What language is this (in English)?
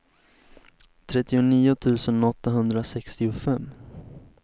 Swedish